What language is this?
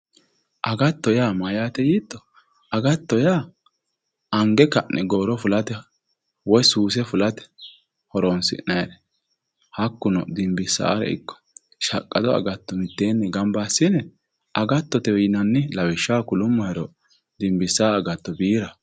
Sidamo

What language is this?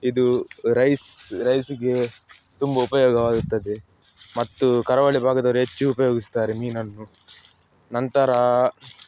Kannada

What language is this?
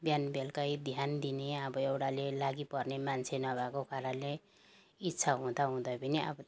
Nepali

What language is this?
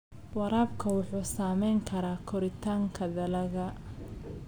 Somali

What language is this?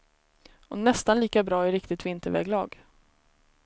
Swedish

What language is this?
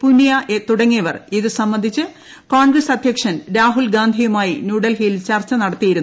Malayalam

